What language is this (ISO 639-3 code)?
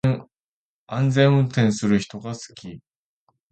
jpn